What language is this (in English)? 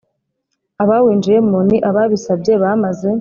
Kinyarwanda